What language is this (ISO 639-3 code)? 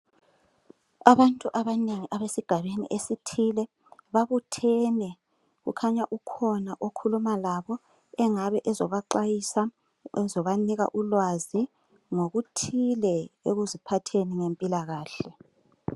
nde